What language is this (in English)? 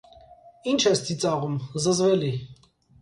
Armenian